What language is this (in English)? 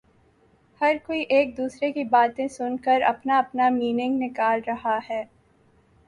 Urdu